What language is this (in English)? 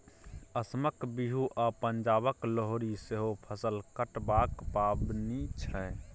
Maithili